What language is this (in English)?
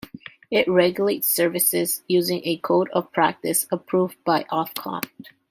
English